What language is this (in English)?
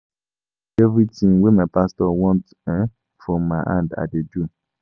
Nigerian Pidgin